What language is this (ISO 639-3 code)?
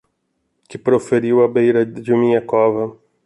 por